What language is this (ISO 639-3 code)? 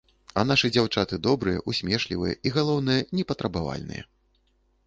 bel